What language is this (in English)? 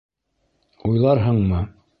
Bashkir